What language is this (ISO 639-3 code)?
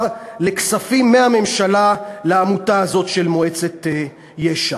heb